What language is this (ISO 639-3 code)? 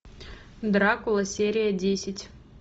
rus